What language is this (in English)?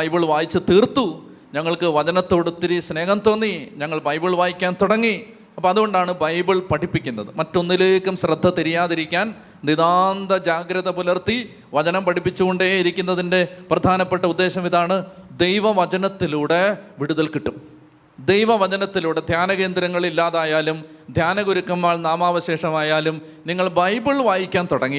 Malayalam